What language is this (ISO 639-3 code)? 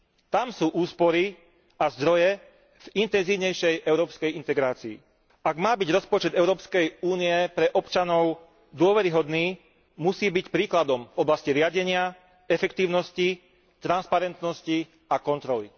slk